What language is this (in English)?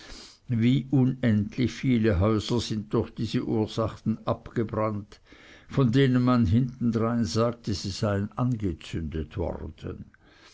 German